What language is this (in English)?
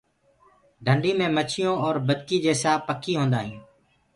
Gurgula